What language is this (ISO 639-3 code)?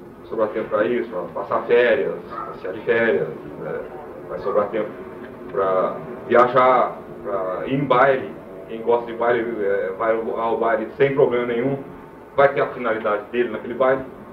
por